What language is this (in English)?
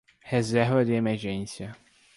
Portuguese